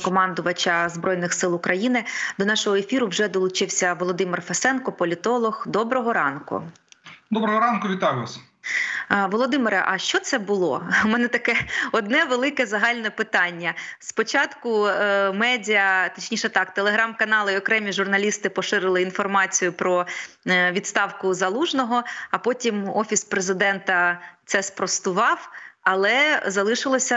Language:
Ukrainian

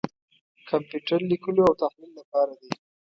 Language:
Pashto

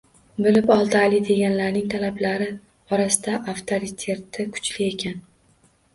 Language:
Uzbek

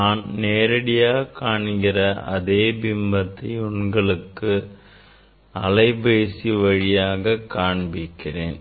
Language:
Tamil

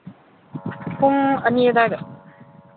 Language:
Manipuri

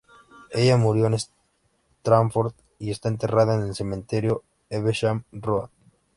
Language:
Spanish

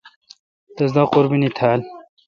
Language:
Kalkoti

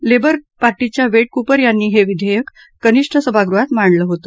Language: Marathi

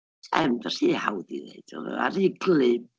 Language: Welsh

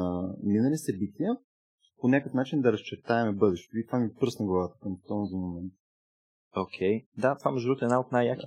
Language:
Bulgarian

